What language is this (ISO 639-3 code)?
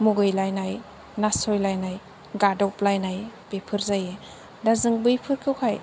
brx